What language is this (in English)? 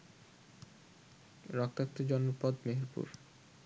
Bangla